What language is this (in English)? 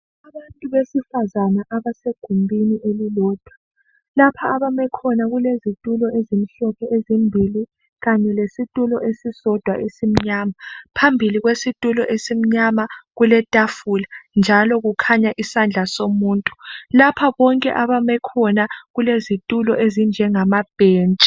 North Ndebele